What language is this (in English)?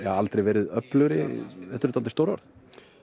Icelandic